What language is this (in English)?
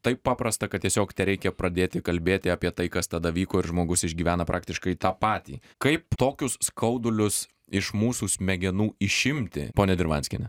Lithuanian